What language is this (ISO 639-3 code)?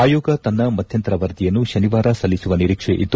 kan